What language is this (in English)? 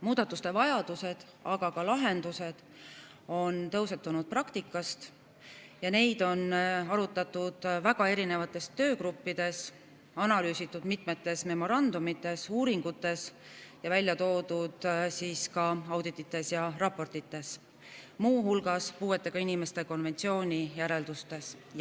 Estonian